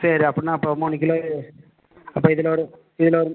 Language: Tamil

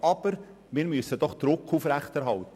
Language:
Swiss German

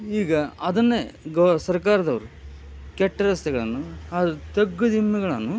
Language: Kannada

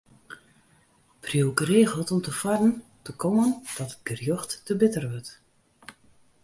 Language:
Western Frisian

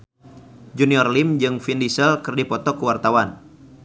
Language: Sundanese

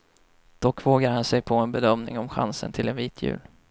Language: Swedish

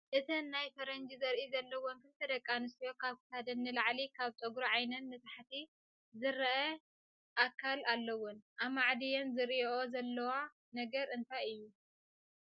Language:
Tigrinya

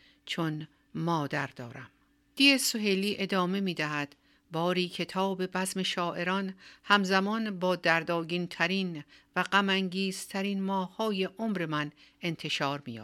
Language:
Persian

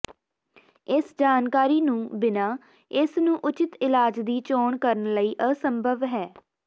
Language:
Punjabi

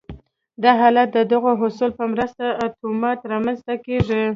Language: Pashto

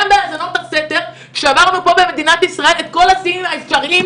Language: Hebrew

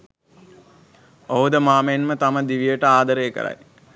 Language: Sinhala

